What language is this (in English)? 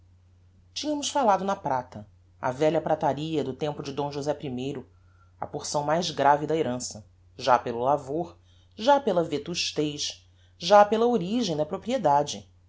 Portuguese